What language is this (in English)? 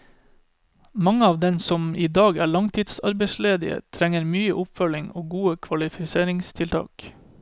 Norwegian